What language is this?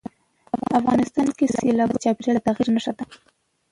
Pashto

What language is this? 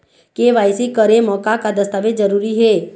Chhattisgarhi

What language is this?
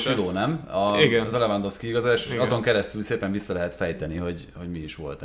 Hungarian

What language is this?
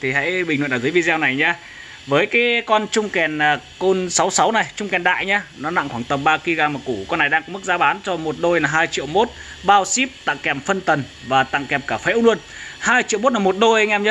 Vietnamese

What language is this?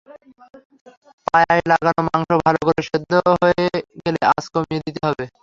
Bangla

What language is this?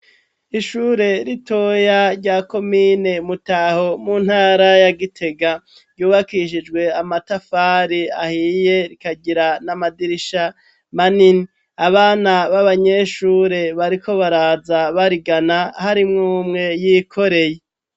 Rundi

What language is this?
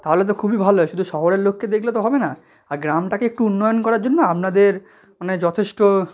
Bangla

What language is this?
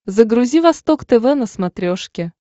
Russian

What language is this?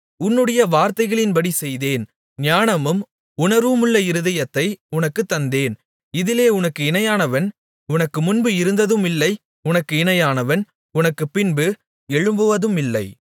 Tamil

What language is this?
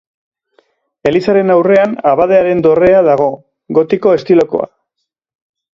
Basque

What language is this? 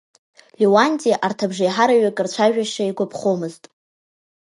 Abkhazian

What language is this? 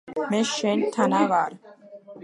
Georgian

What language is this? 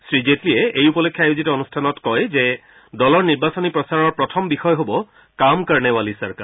Assamese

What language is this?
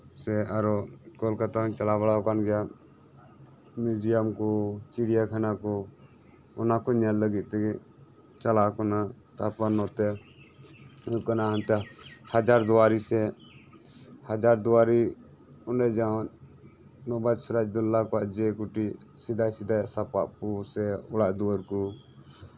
Santali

